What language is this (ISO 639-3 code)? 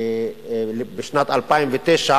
heb